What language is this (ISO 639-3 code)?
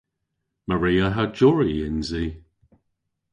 cor